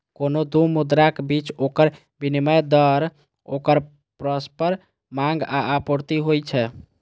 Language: Maithili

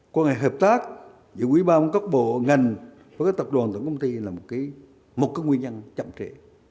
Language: Vietnamese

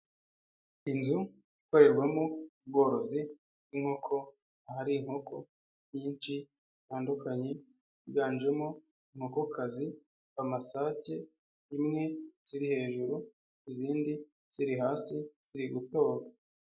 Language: Kinyarwanda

